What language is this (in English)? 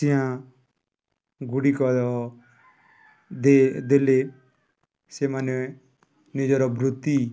Odia